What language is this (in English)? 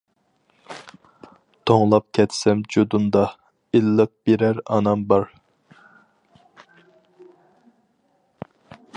Uyghur